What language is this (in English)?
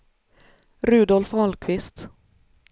Swedish